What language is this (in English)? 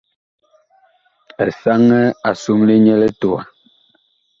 Bakoko